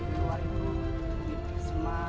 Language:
Indonesian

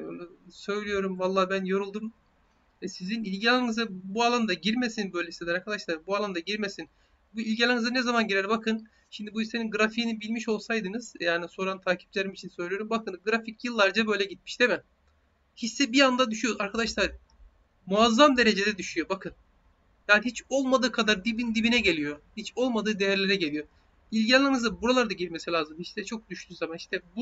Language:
Turkish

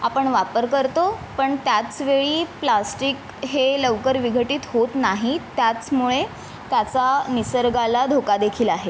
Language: Marathi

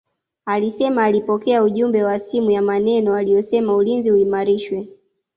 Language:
Swahili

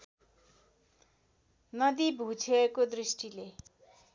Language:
Nepali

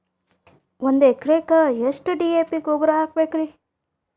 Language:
Kannada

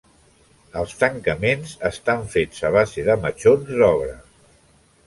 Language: Catalan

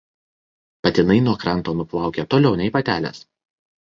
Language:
Lithuanian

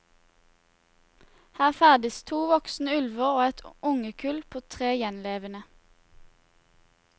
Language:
Norwegian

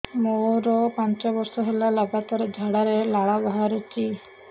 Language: Odia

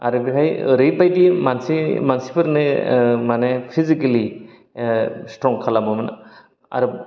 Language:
Bodo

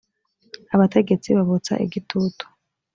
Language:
Kinyarwanda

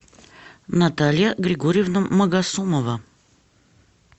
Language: Russian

